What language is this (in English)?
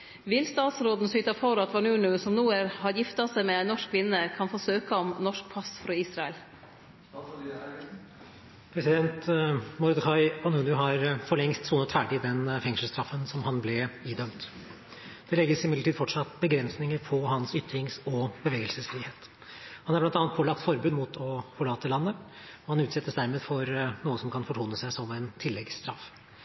Norwegian